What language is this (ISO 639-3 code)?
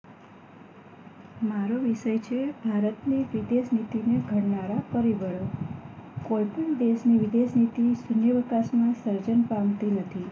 guj